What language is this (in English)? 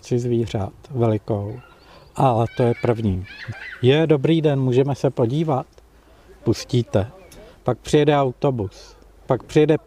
Czech